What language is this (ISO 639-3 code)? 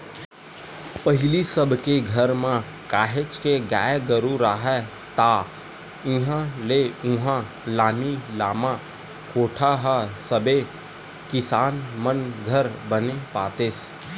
hne